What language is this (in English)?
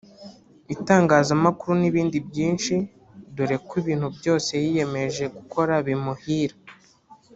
Kinyarwanda